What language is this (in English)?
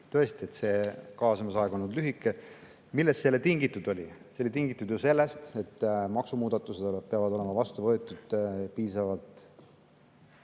Estonian